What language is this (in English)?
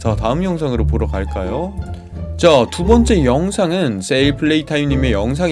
Korean